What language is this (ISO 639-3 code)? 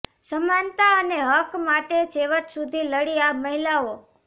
guj